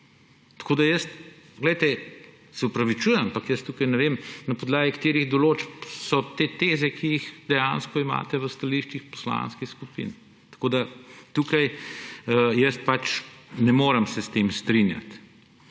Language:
Slovenian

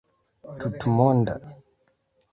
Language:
Esperanto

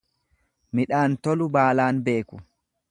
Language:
Oromo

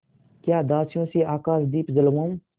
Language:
Hindi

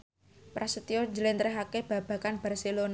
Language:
Javanese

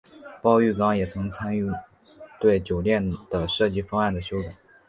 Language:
Chinese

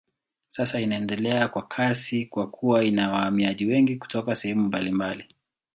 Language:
Swahili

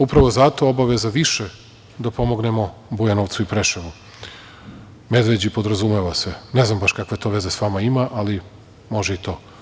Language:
Serbian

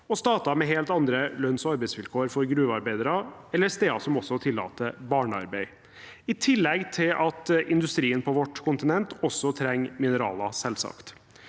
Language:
Norwegian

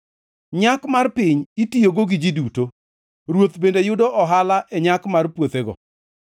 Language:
Luo (Kenya and Tanzania)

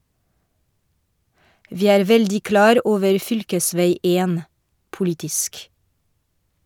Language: Norwegian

